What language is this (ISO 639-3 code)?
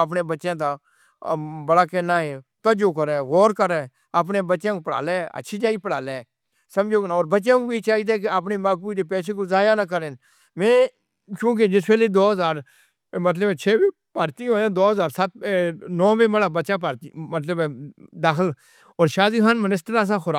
hno